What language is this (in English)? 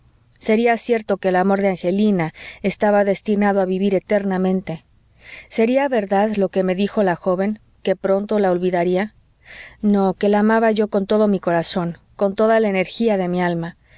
Spanish